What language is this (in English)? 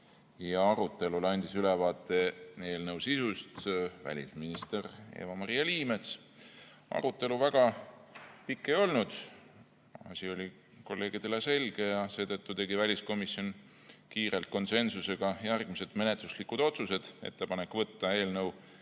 Estonian